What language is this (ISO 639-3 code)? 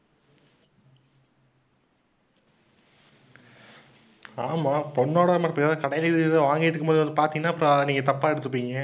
tam